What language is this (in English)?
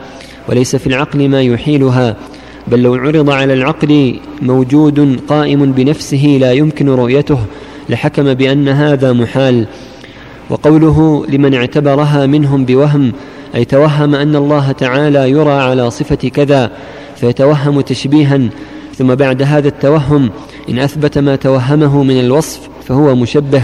Arabic